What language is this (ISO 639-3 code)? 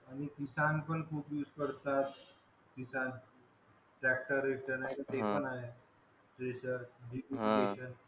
mar